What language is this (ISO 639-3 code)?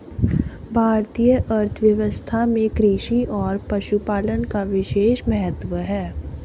hin